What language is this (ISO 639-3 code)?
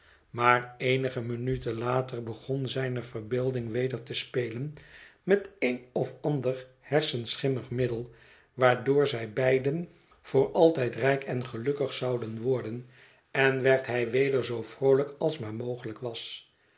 nld